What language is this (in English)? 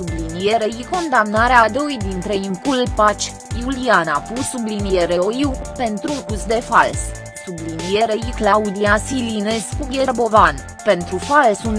Romanian